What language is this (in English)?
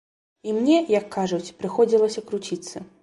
Belarusian